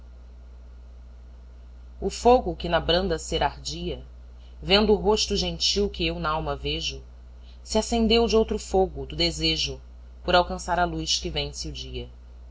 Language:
Portuguese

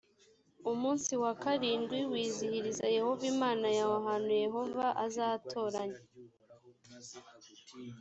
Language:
Kinyarwanda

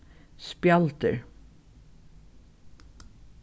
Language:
Faroese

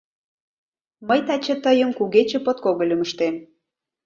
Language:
Mari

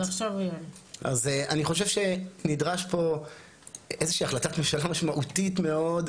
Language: Hebrew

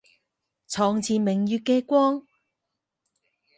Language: Cantonese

